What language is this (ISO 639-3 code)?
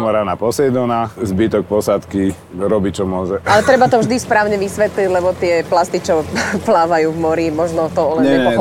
slk